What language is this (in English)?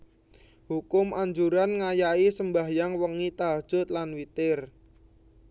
Javanese